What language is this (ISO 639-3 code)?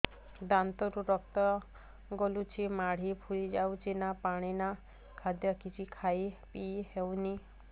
ori